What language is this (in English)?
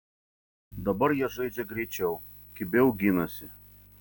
Lithuanian